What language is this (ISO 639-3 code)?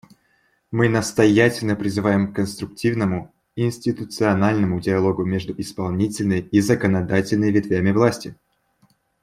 rus